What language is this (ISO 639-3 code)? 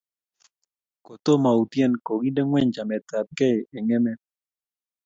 kln